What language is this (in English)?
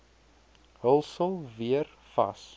Afrikaans